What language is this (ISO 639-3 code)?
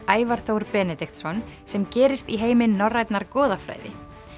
isl